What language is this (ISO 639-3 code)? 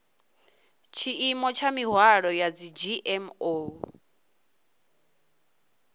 ven